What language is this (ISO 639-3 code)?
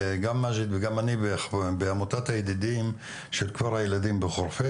heb